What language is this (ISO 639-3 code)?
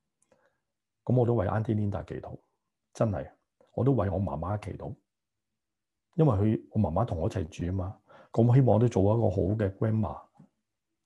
zho